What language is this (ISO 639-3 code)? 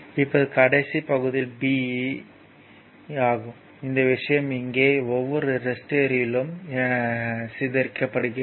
tam